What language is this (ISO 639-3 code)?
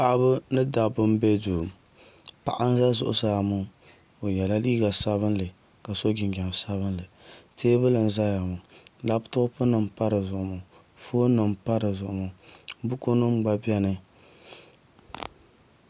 dag